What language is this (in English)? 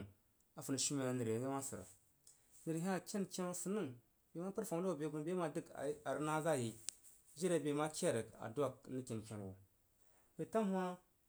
Jiba